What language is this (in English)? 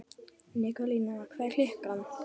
Icelandic